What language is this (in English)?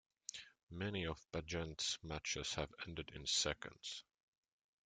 English